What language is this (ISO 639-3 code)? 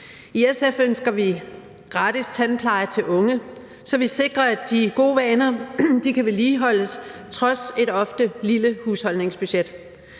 dan